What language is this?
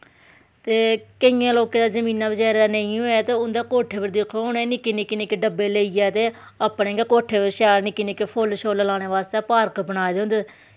Dogri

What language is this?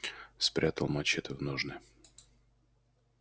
Russian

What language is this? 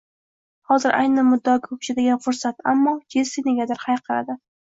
Uzbek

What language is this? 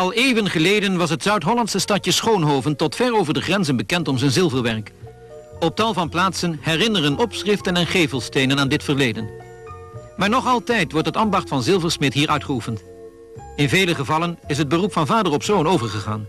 Dutch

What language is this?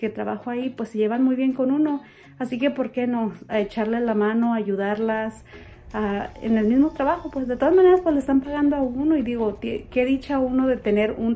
Spanish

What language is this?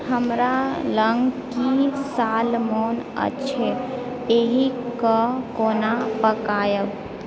Maithili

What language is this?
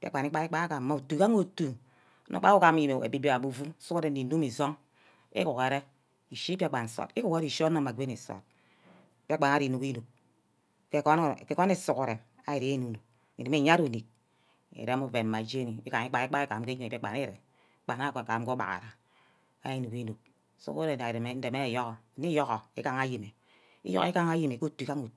Ubaghara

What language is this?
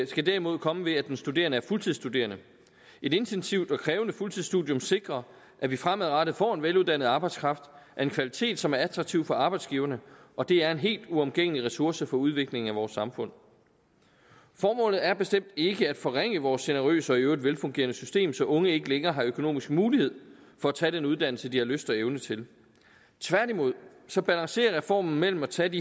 Danish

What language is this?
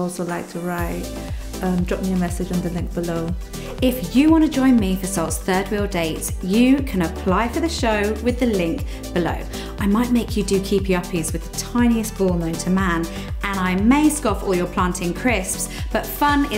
English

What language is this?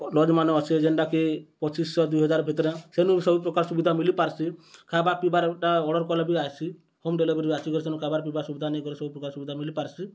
Odia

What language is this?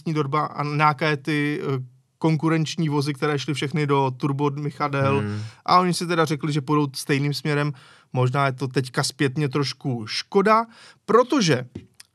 Czech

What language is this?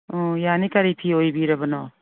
Manipuri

